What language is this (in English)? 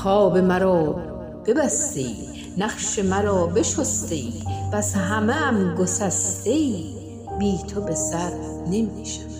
Persian